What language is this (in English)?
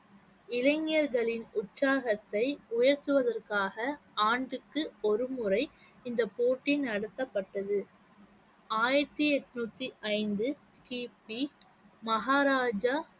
Tamil